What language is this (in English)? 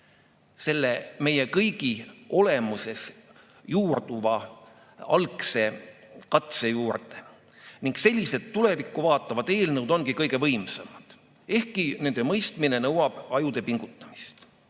Estonian